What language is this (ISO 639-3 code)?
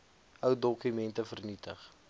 afr